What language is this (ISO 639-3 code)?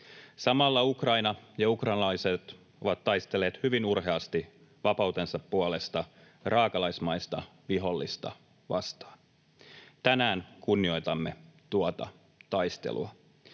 fin